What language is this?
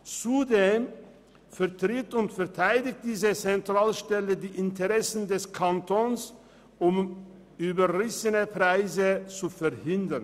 Swiss German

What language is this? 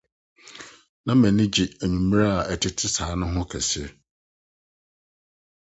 Akan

